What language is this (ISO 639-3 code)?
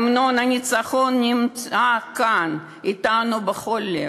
heb